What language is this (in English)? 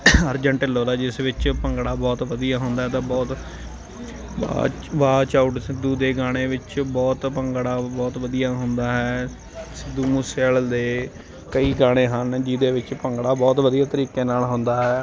Punjabi